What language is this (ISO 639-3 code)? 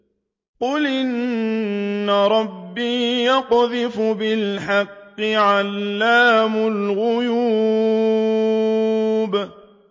ara